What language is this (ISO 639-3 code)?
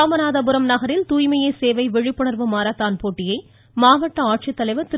tam